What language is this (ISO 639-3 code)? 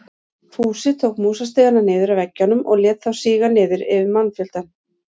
isl